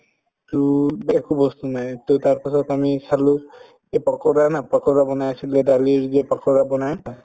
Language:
Assamese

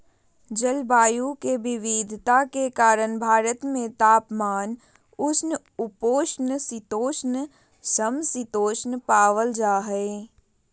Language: Magahi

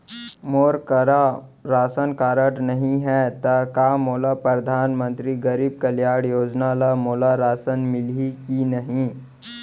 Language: Chhattisgarhi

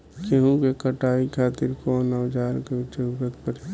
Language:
Bhojpuri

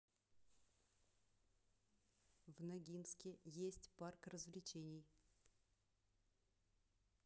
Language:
Russian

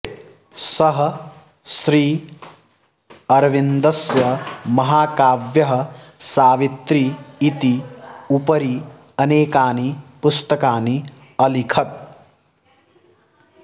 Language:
Sanskrit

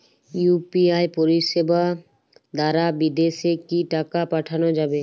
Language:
Bangla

